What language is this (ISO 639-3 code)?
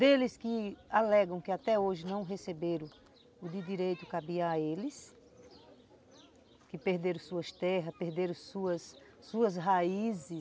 por